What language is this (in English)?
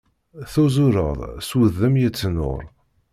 Kabyle